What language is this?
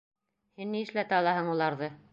Bashkir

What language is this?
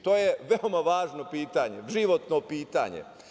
Serbian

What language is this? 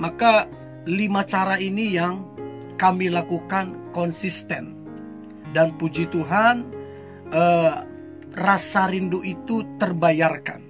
Indonesian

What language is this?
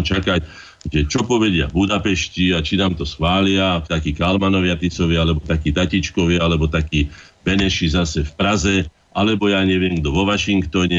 Slovak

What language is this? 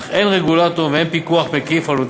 Hebrew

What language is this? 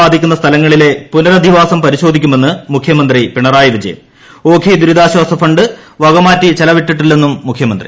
Malayalam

